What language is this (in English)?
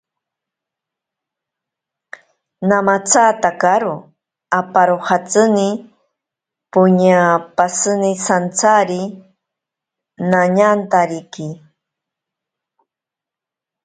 Ashéninka Perené